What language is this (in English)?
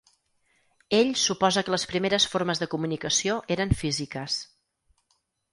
Catalan